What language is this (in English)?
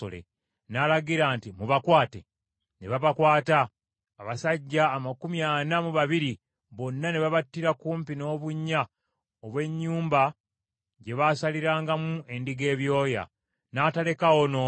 Ganda